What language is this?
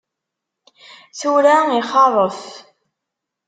Kabyle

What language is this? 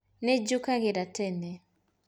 Kikuyu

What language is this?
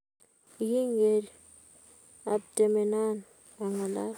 Kalenjin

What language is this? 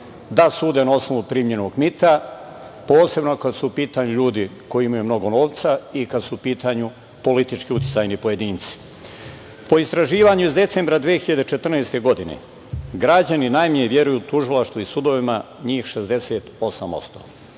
Serbian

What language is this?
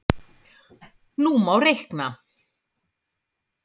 Icelandic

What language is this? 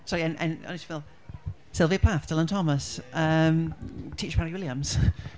Welsh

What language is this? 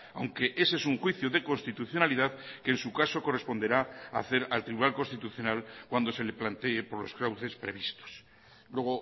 Spanish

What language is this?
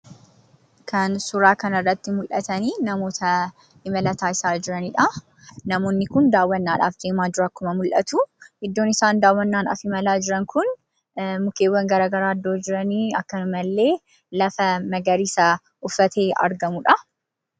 Oromo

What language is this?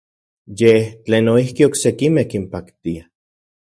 Central Puebla Nahuatl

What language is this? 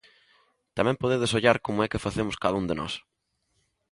Galician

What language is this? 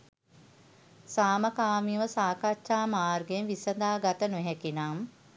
Sinhala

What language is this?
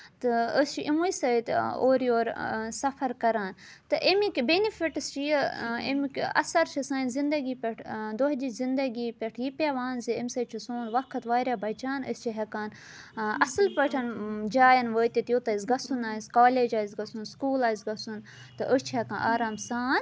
Kashmiri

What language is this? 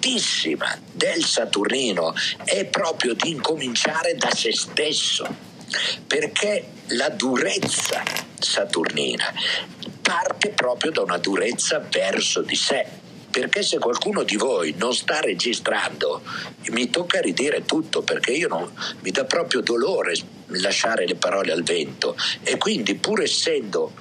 Italian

